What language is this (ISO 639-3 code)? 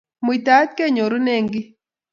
kln